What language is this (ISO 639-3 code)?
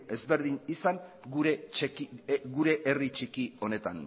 eus